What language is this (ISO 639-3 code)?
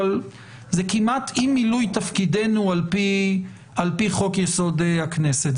heb